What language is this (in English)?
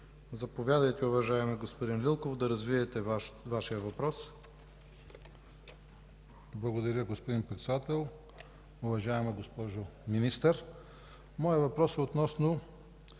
Bulgarian